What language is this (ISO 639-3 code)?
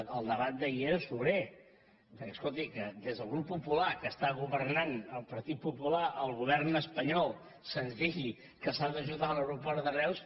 cat